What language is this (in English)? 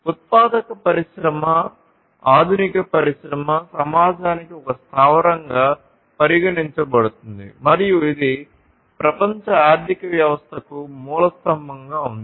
Telugu